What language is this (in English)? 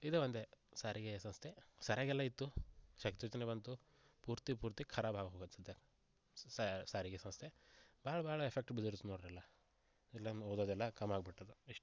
Kannada